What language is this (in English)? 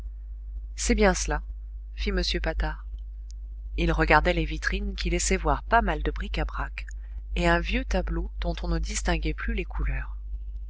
French